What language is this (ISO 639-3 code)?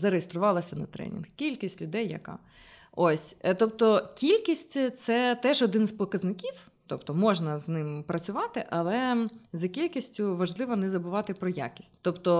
ukr